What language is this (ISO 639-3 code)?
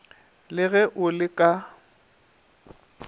nso